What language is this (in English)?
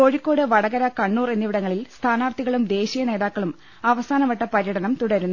Malayalam